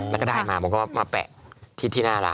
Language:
Thai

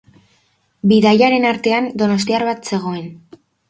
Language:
Basque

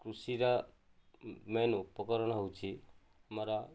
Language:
Odia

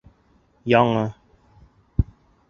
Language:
Bashkir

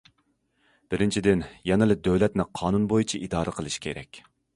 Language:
Uyghur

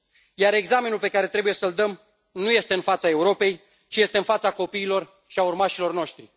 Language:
Romanian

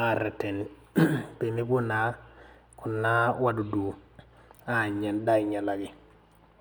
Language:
Masai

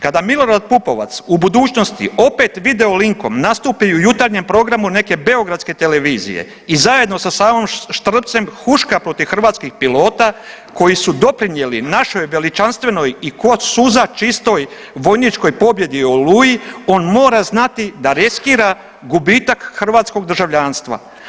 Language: Croatian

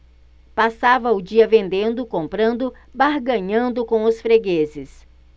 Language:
Portuguese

